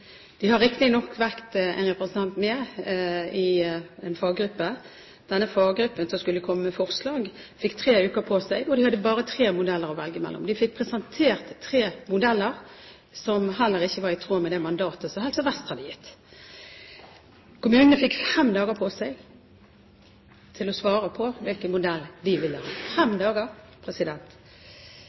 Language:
Norwegian Bokmål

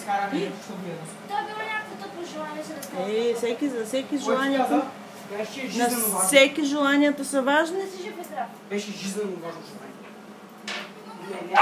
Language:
Bulgarian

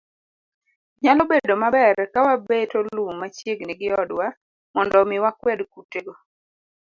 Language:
Luo (Kenya and Tanzania)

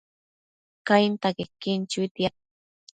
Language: Matsés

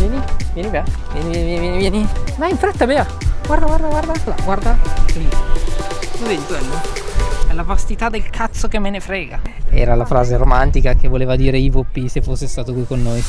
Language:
Italian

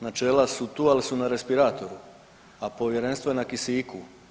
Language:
Croatian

